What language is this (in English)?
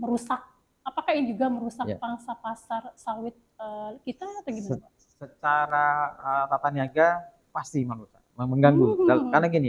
Indonesian